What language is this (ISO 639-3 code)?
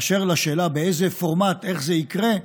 heb